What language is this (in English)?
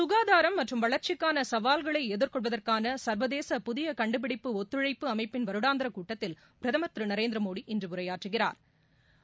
Tamil